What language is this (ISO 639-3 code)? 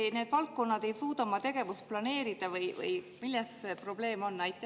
est